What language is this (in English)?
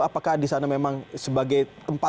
Indonesian